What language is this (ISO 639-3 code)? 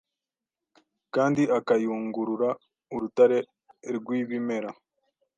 kin